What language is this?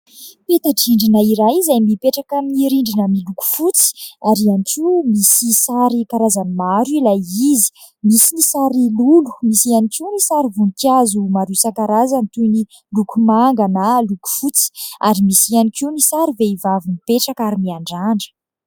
Malagasy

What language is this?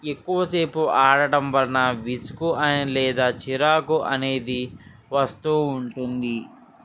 Telugu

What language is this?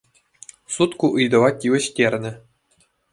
Chuvash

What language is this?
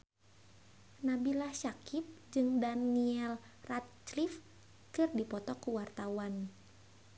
Sundanese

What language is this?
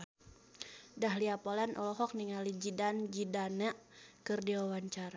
Sundanese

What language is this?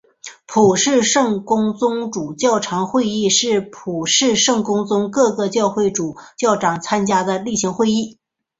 Chinese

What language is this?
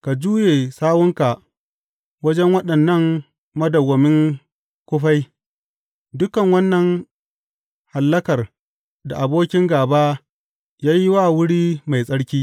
Hausa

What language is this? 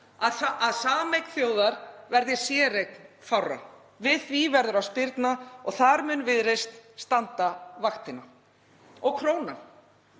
Icelandic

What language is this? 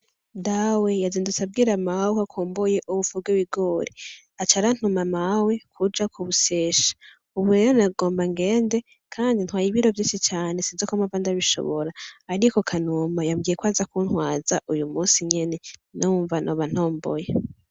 Rundi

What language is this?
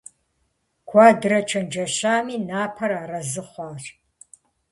Kabardian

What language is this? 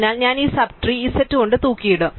Malayalam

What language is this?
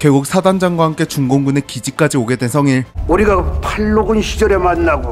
Korean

